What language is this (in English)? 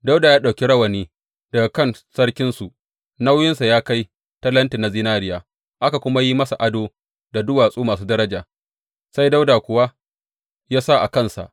Hausa